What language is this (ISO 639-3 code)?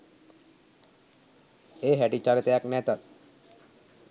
sin